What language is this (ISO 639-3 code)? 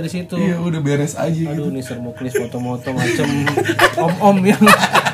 ind